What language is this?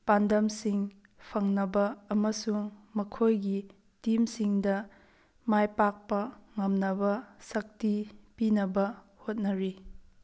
Manipuri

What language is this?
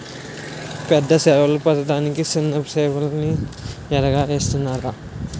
Telugu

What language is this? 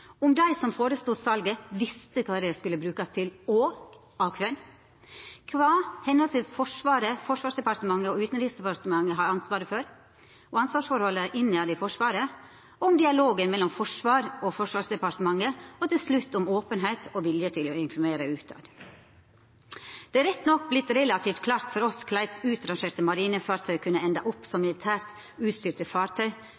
Norwegian Nynorsk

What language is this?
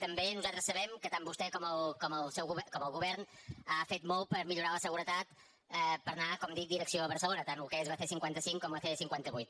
Catalan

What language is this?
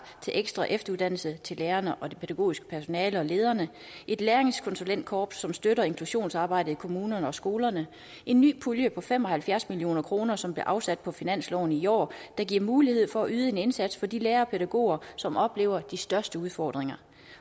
Danish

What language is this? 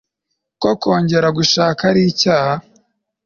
Kinyarwanda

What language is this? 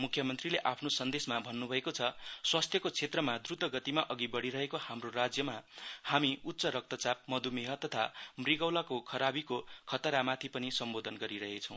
Nepali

